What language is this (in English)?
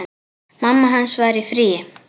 Icelandic